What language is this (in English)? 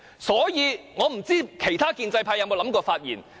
Cantonese